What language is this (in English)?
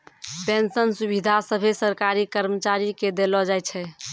Maithili